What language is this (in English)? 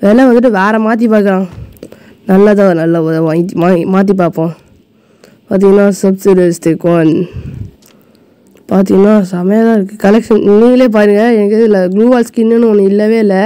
Korean